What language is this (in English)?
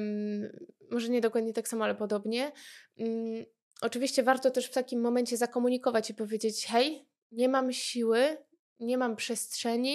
Polish